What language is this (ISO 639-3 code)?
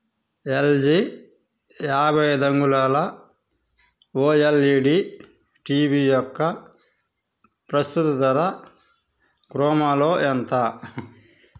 tel